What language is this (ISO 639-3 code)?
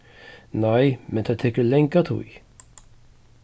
fao